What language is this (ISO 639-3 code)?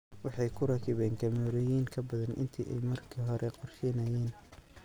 som